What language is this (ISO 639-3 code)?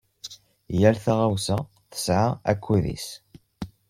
kab